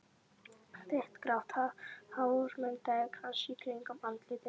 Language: Icelandic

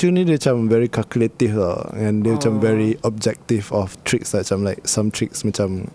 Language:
Malay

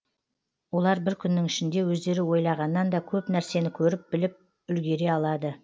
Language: Kazakh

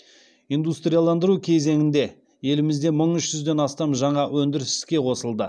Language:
Kazakh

